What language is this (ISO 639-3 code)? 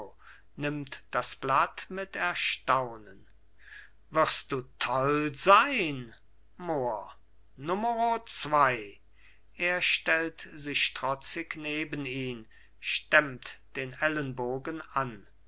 deu